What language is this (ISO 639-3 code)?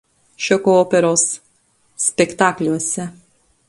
lit